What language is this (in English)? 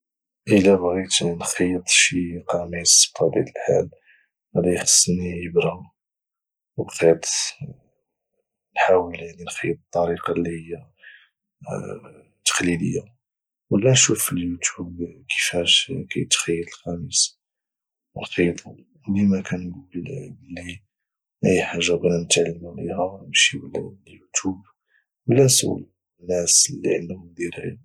Moroccan Arabic